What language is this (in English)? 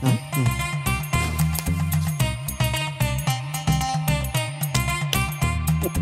Malayalam